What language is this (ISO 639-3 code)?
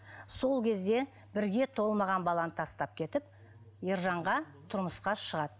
kaz